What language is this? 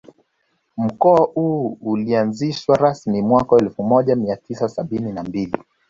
Swahili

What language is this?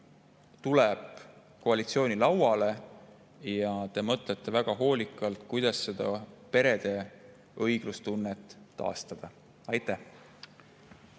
Estonian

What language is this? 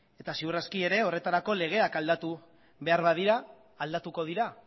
Basque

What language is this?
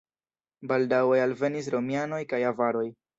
Esperanto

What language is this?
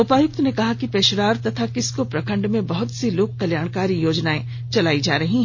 Hindi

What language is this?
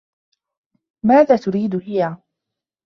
Arabic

